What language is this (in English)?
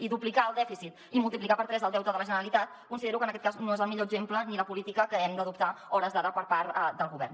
Catalan